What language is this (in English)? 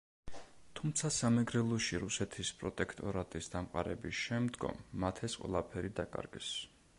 Georgian